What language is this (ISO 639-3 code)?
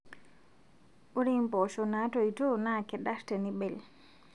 mas